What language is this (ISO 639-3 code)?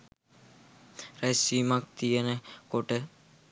sin